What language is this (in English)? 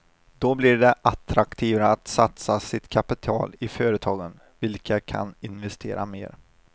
Swedish